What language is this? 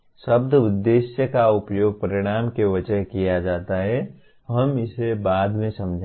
Hindi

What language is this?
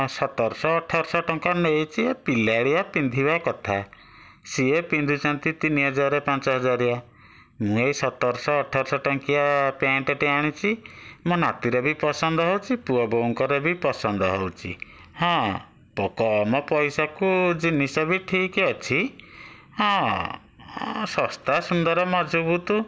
Odia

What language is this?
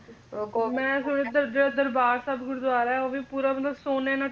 Punjabi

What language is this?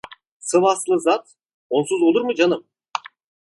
Turkish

